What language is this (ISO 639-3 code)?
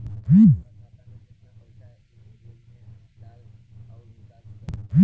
bho